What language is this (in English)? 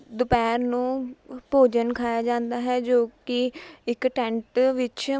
Punjabi